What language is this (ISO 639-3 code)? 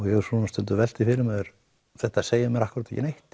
isl